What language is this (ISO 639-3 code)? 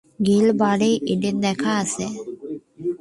ben